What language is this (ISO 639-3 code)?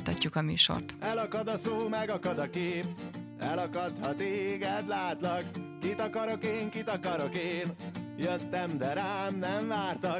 hun